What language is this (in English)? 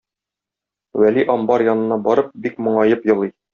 Tatar